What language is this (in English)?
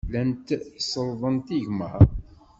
Kabyle